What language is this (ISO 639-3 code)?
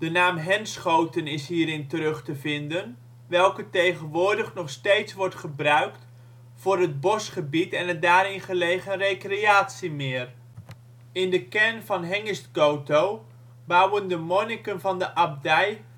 nld